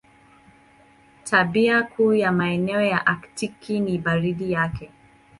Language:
Swahili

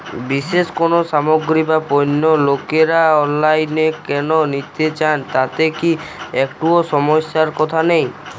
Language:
Bangla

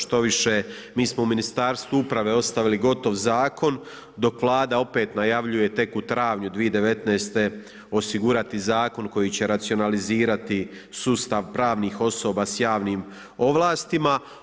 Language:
Croatian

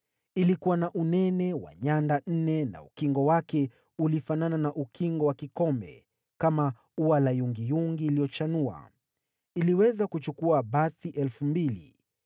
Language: Swahili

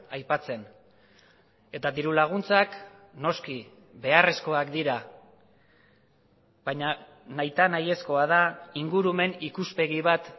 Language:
Basque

